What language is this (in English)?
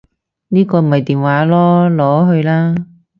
Cantonese